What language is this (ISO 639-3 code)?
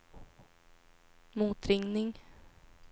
swe